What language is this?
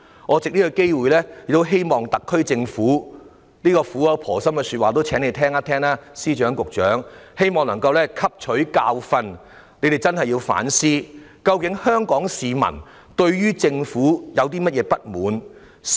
Cantonese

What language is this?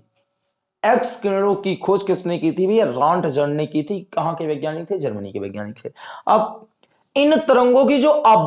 Hindi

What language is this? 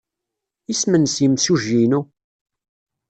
Kabyle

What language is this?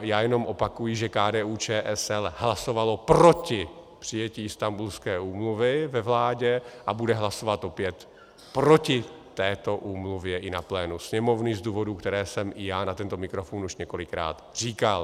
Czech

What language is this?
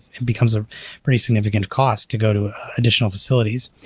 English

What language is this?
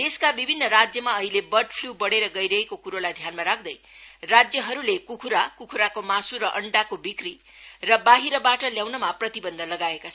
Nepali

